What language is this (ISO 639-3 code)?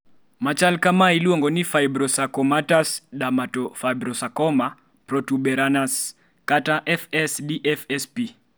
luo